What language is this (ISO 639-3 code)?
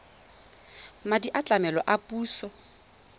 tsn